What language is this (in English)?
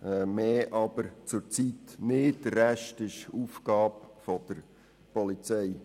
Swiss German